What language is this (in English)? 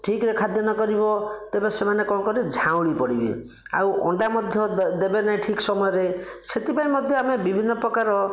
Odia